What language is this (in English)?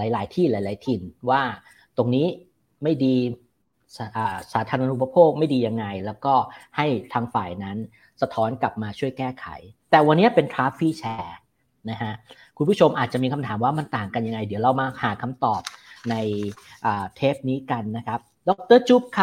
Thai